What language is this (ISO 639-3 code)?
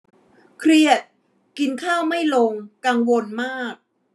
tha